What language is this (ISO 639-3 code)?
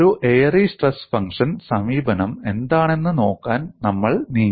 mal